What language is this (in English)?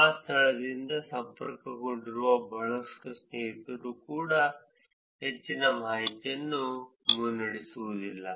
Kannada